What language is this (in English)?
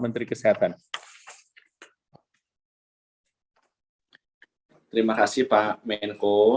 Indonesian